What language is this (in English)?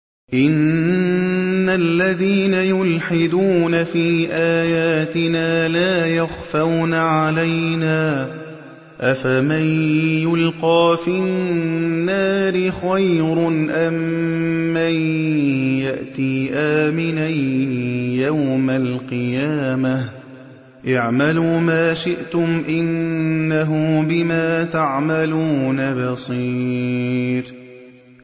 Arabic